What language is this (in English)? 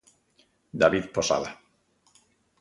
Galician